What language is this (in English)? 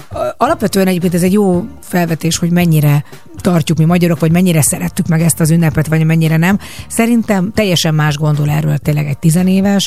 Hungarian